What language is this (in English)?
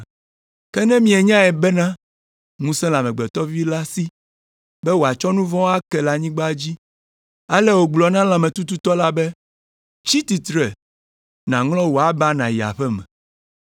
Ewe